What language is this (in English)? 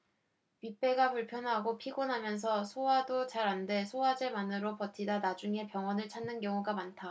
Korean